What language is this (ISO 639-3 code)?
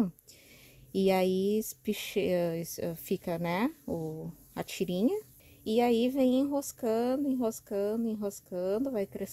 por